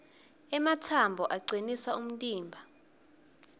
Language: Swati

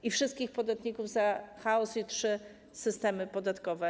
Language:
Polish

